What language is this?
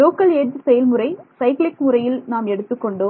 Tamil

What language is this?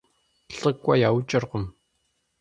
Kabardian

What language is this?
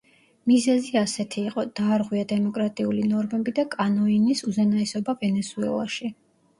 Georgian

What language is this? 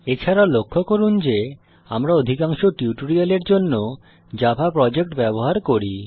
Bangla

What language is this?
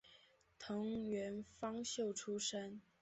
Chinese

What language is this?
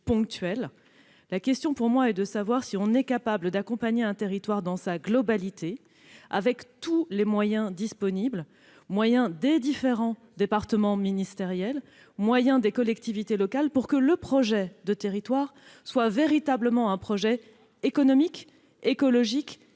French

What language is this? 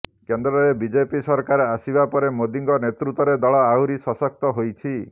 Odia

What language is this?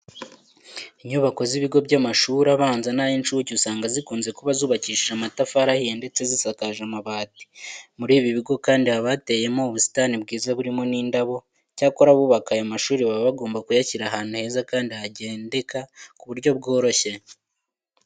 Kinyarwanda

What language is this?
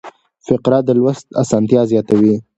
Pashto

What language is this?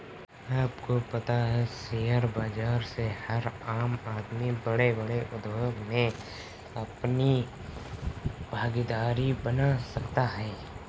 Hindi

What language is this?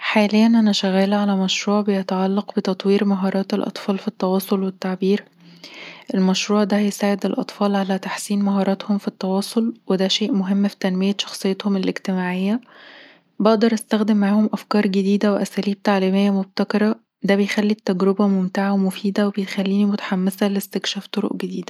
Egyptian Arabic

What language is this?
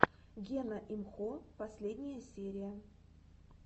Russian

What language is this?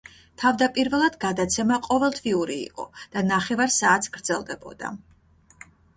Georgian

